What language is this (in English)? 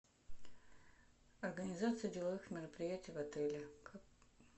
Russian